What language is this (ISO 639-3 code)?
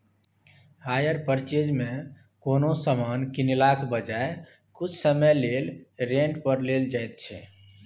mai